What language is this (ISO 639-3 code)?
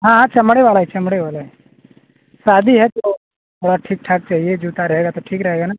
hin